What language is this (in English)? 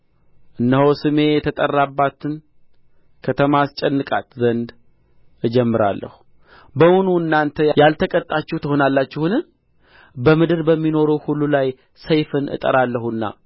Amharic